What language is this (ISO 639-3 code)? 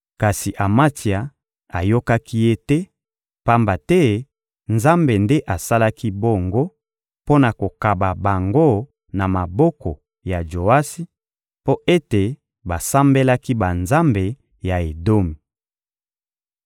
lin